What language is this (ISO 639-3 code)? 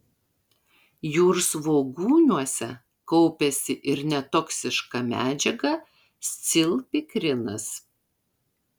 lit